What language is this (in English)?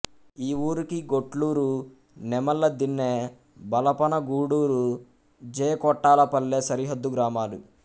Telugu